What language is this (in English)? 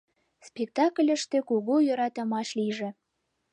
Mari